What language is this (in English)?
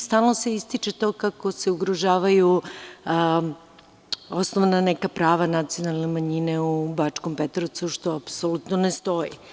Serbian